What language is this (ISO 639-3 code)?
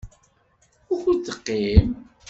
kab